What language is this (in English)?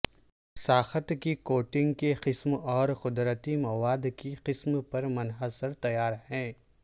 Urdu